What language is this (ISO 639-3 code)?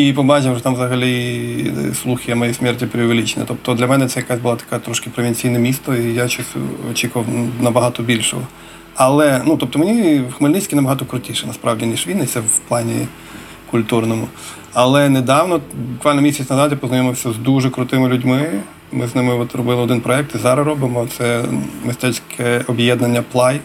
ukr